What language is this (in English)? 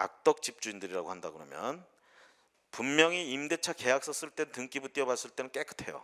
Korean